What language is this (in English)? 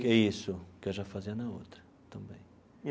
Portuguese